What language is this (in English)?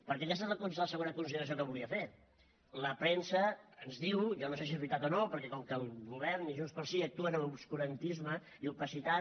Catalan